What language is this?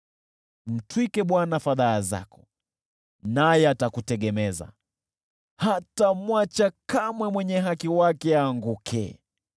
Swahili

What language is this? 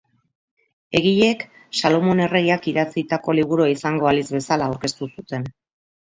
Basque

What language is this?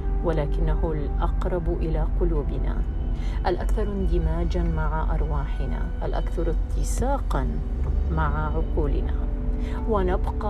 Arabic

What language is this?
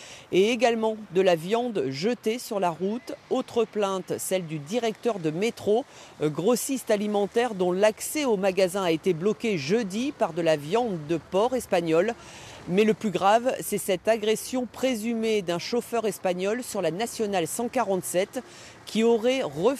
French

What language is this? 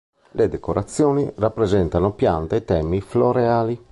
Italian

